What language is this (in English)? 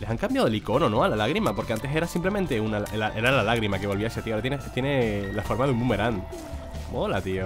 Spanish